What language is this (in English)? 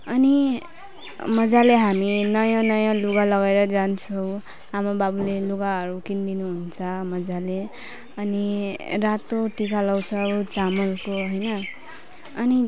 Nepali